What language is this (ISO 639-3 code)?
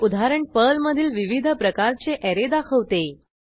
mar